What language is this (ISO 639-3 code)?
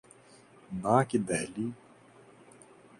urd